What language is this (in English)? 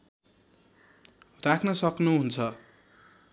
Nepali